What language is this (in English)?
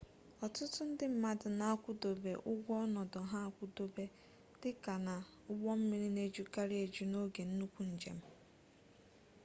Igbo